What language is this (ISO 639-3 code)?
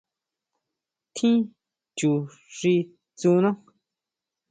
mau